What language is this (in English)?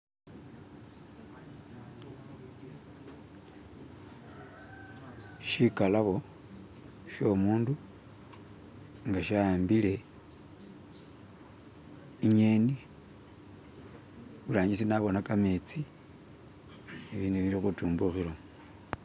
Masaaba